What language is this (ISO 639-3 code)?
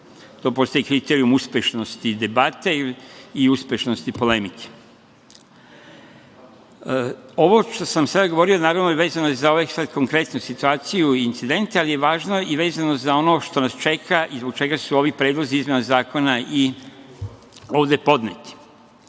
srp